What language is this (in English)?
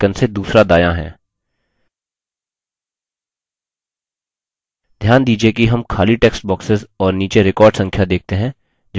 Hindi